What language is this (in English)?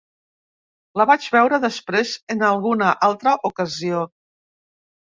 Catalan